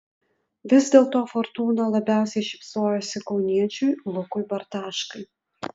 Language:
Lithuanian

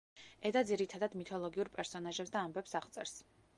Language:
Georgian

